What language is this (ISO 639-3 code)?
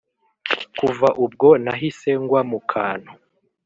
kin